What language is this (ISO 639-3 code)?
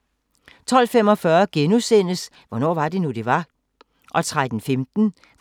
dan